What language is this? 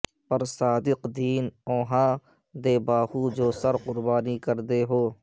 Urdu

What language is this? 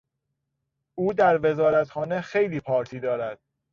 Persian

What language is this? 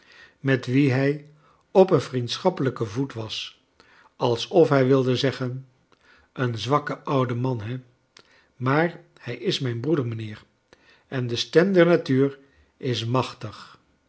Dutch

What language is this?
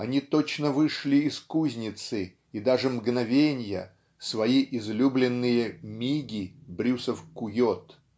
Russian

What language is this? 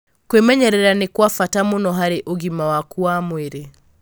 Kikuyu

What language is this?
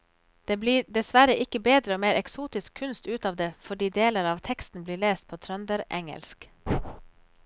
Norwegian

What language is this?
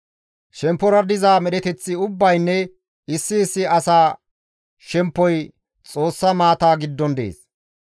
Gamo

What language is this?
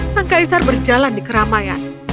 Indonesian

